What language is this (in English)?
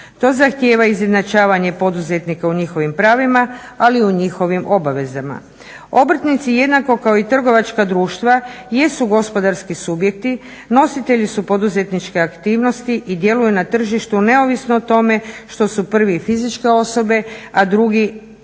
Croatian